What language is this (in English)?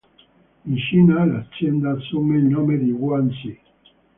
Italian